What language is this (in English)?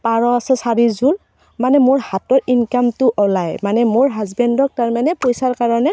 Assamese